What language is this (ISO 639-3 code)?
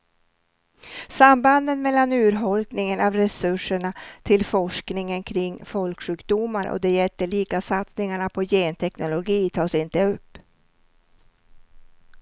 swe